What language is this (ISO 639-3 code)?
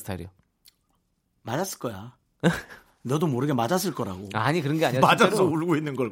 kor